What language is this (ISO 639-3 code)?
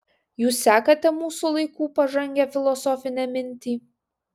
lit